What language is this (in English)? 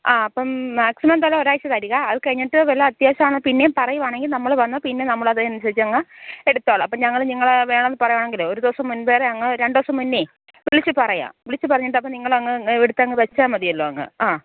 Malayalam